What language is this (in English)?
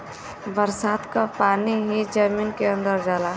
Bhojpuri